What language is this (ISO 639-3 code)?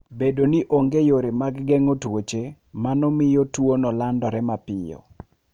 luo